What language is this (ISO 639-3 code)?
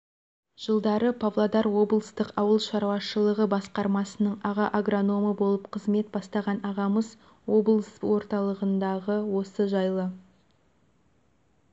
kaz